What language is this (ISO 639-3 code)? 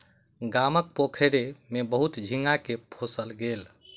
mai